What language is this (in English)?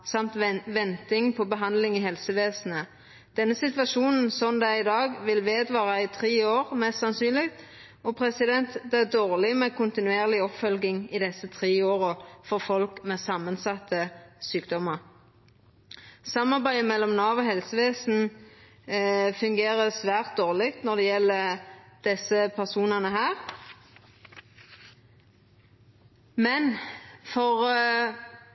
Norwegian Nynorsk